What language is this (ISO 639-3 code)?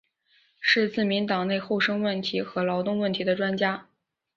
zho